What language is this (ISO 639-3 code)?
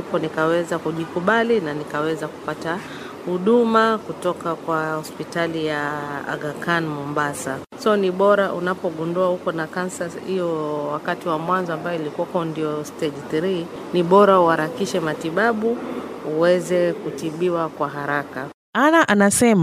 swa